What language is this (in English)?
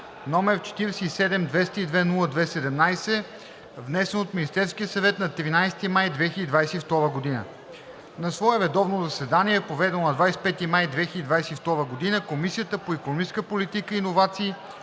Bulgarian